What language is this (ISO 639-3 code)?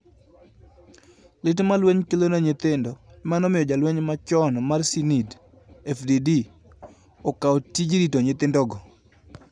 luo